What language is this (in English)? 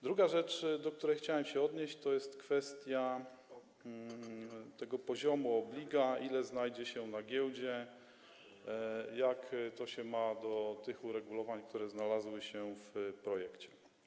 Polish